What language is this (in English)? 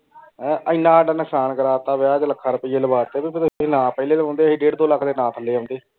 Punjabi